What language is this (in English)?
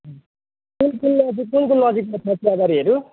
Nepali